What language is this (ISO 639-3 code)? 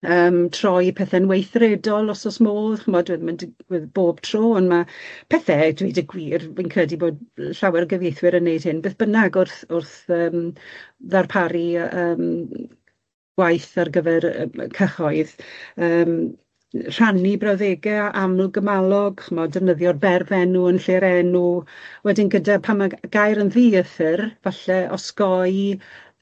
cym